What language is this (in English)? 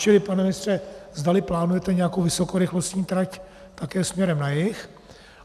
Czech